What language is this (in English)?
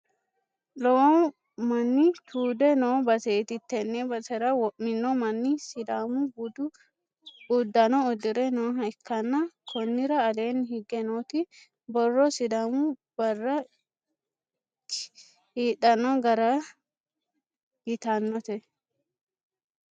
Sidamo